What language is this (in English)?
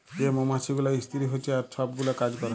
Bangla